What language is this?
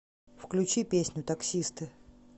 Russian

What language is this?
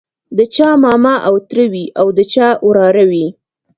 Pashto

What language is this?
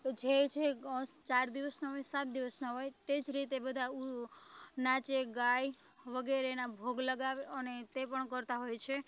Gujarati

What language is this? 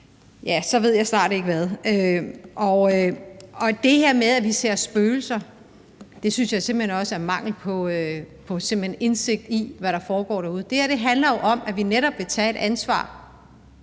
Danish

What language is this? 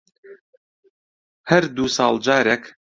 Central Kurdish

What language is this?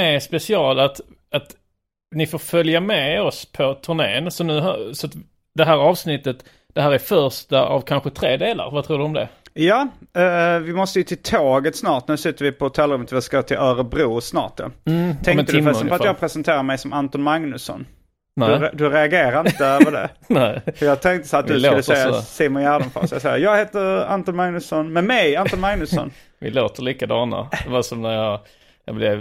Swedish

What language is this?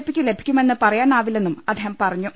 Malayalam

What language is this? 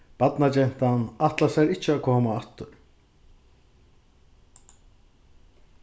Faroese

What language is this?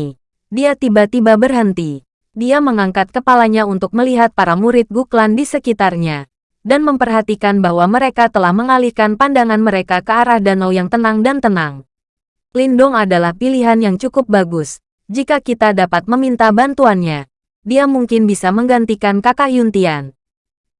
Indonesian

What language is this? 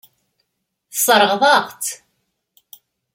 Kabyle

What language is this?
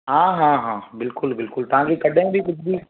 Sindhi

